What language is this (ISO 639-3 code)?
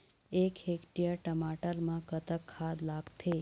hne